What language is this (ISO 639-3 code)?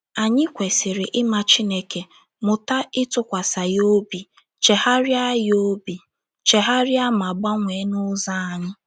ibo